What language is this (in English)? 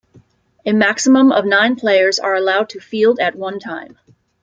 English